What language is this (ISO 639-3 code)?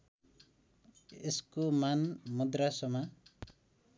nep